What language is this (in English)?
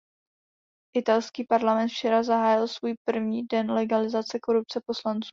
Czech